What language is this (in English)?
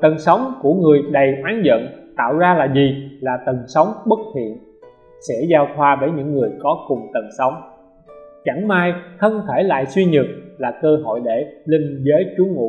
Vietnamese